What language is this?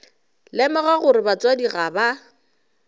Northern Sotho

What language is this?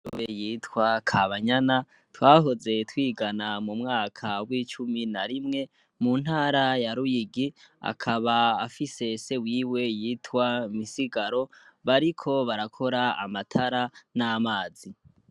Rundi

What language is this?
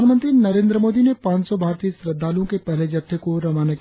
Hindi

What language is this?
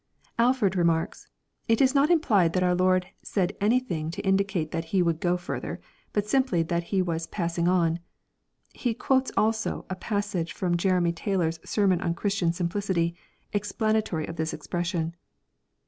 English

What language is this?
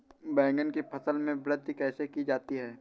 Hindi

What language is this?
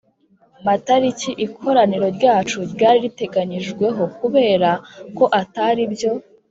Kinyarwanda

